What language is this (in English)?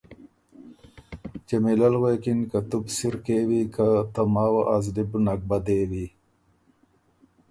Ormuri